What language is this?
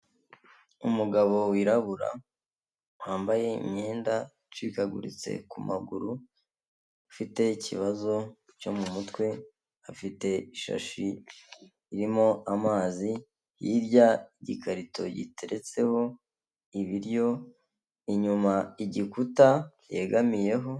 Kinyarwanda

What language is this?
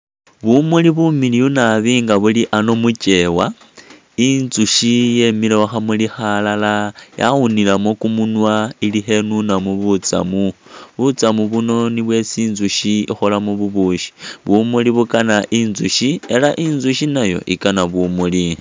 Masaaba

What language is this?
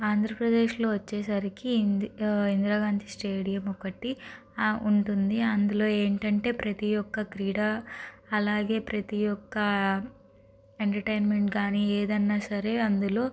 Telugu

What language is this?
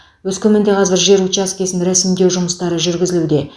Kazakh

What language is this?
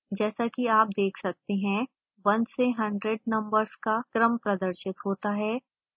Hindi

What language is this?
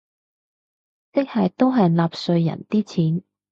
Cantonese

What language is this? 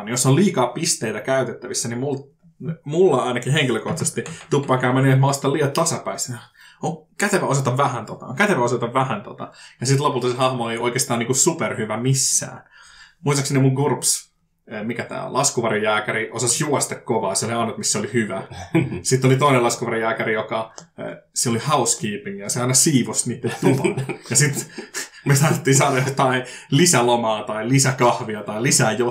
Finnish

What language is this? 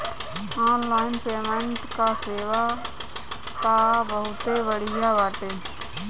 Bhojpuri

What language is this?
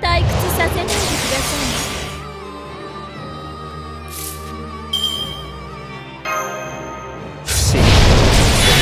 Japanese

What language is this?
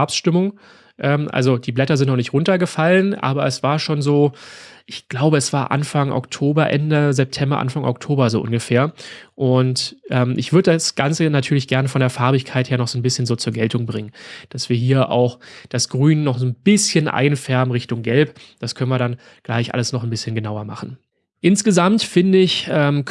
German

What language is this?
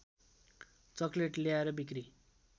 Nepali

